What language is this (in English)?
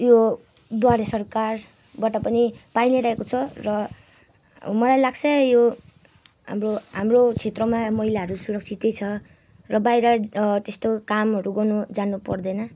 Nepali